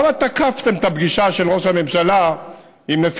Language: Hebrew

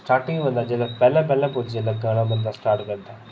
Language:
Dogri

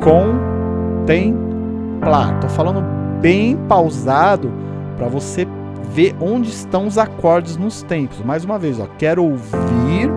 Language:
Portuguese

